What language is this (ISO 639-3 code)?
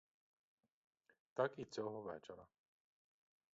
ukr